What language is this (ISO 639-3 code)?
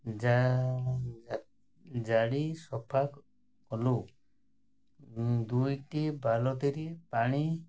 ori